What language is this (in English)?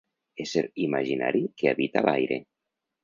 Catalan